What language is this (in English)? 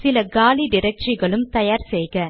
Tamil